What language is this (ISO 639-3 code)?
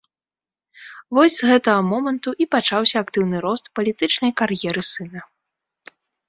bel